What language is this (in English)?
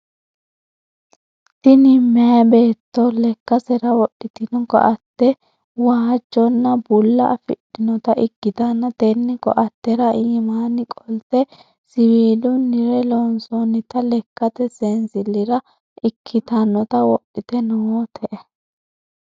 Sidamo